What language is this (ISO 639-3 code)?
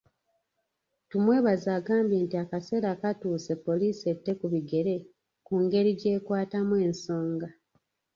lug